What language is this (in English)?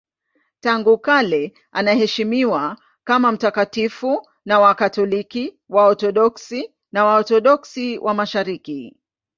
Swahili